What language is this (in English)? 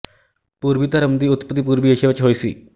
Punjabi